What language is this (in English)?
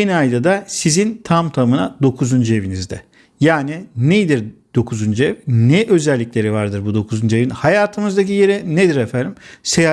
Turkish